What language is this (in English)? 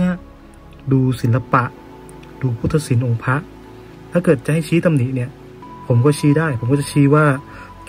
Thai